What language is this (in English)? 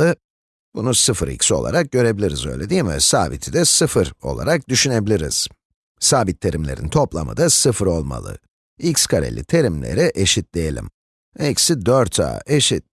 Turkish